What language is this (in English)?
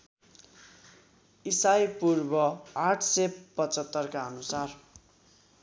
Nepali